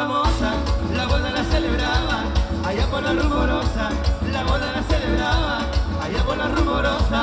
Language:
Spanish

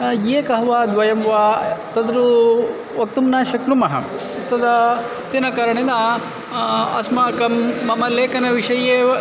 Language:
Sanskrit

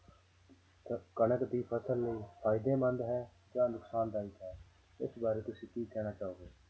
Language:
Punjabi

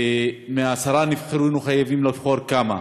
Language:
Hebrew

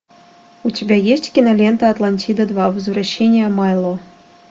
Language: Russian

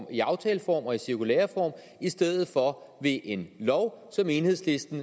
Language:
Danish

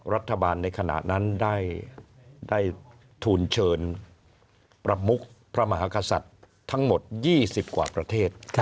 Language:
Thai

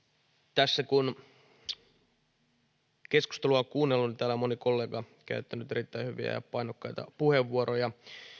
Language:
Finnish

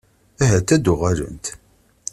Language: Kabyle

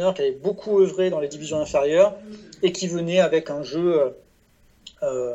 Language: French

